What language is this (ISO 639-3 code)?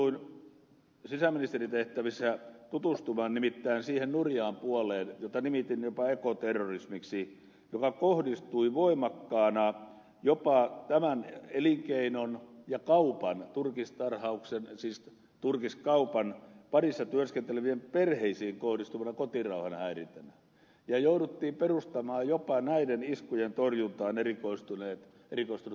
fin